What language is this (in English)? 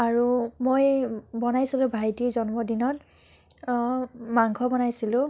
Assamese